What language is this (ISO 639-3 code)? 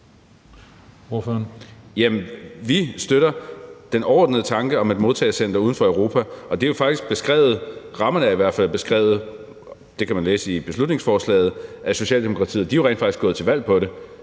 dan